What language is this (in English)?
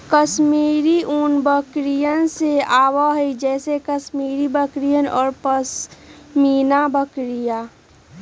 Magahi